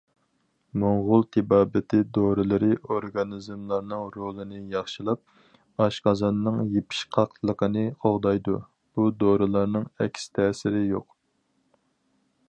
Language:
Uyghur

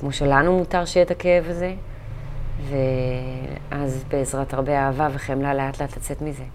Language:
Hebrew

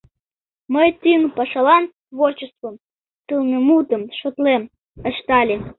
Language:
Mari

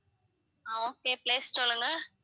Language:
Tamil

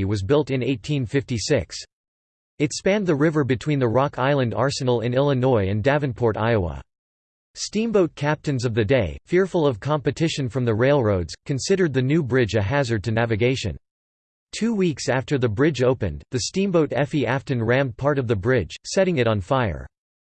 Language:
English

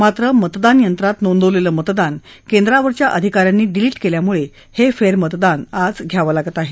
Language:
Marathi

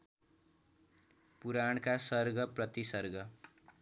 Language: Nepali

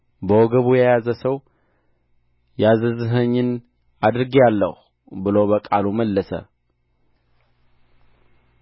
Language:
Amharic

